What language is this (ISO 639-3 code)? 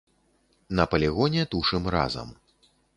bel